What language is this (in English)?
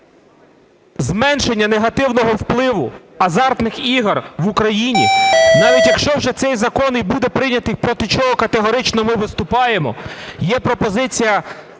Ukrainian